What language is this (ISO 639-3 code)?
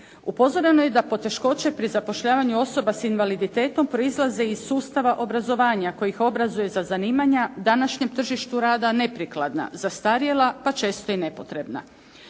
hrv